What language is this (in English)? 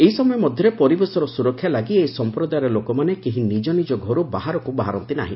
Odia